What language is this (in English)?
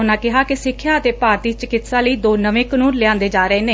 Punjabi